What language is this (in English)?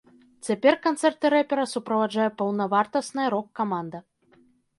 Belarusian